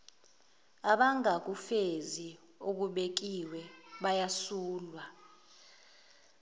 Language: Zulu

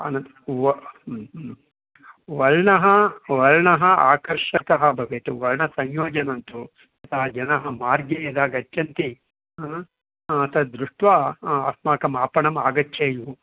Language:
Sanskrit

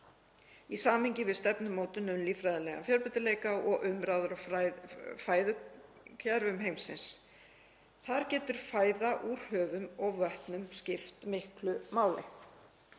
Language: Icelandic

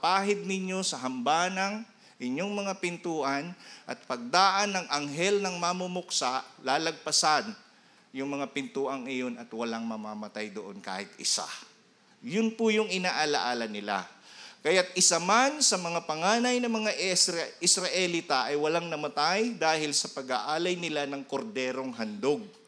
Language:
Filipino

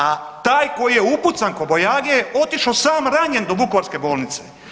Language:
Croatian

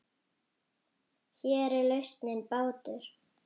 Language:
Icelandic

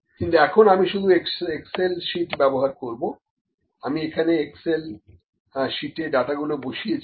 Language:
Bangla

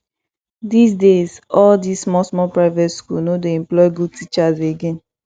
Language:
Nigerian Pidgin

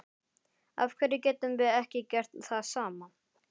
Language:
Icelandic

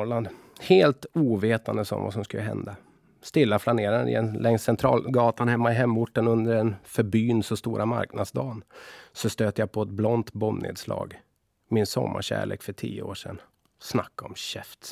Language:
Swedish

